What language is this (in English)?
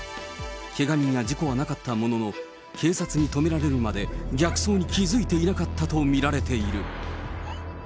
Japanese